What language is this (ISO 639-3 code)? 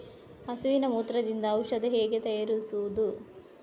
kan